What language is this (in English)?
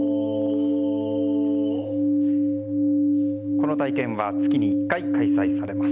Japanese